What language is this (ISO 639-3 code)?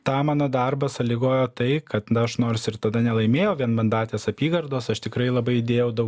lit